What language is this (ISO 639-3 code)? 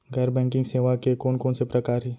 hne